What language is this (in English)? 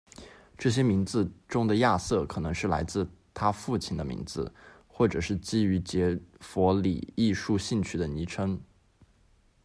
Chinese